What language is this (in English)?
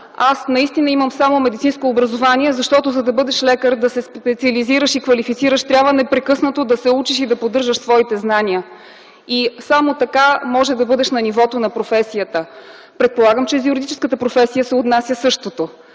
Bulgarian